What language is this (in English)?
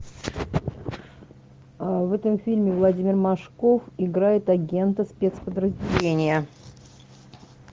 Russian